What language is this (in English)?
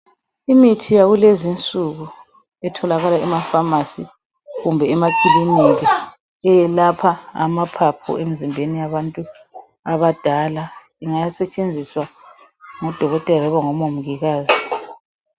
North Ndebele